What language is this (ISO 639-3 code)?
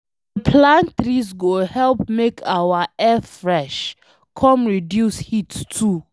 pcm